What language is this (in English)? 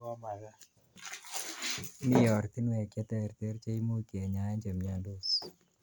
Kalenjin